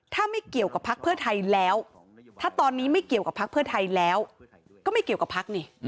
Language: Thai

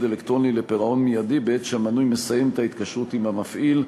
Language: Hebrew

